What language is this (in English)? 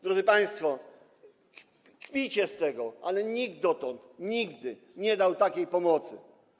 Polish